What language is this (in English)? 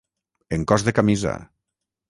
Catalan